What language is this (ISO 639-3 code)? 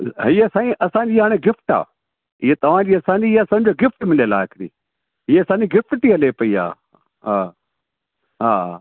snd